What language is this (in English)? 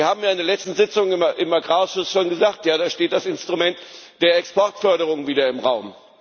German